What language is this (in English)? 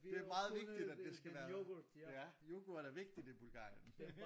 Danish